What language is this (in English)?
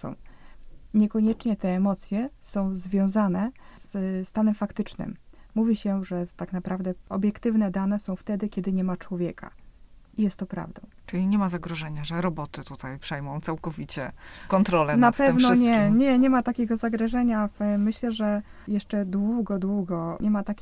Polish